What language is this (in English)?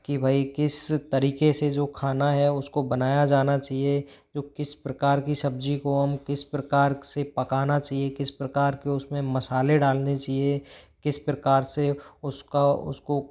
Hindi